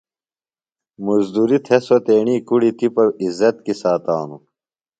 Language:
Phalura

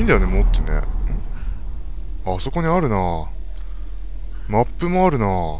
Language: Japanese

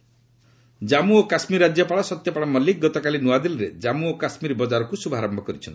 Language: Odia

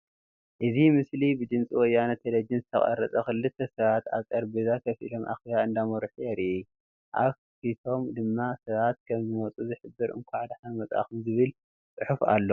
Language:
Tigrinya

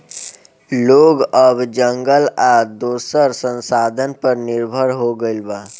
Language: Bhojpuri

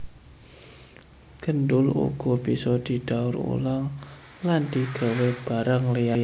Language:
Javanese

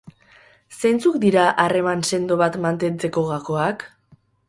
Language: Basque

